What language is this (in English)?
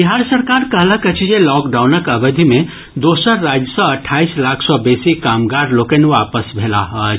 Maithili